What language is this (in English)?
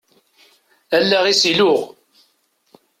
Kabyle